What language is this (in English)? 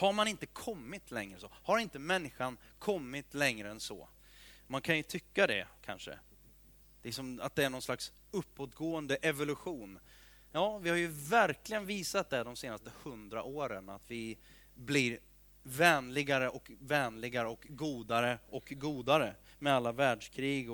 Swedish